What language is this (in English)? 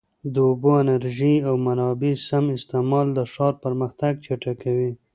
Pashto